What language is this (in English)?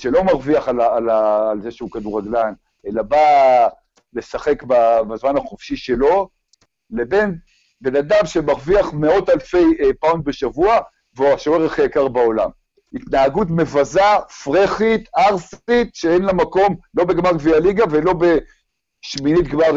Hebrew